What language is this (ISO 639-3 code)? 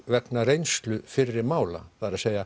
isl